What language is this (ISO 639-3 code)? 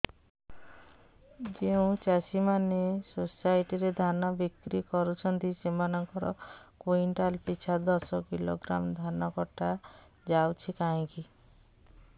ori